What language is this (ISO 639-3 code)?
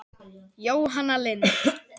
isl